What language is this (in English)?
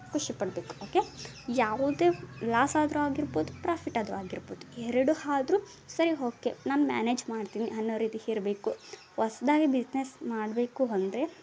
Kannada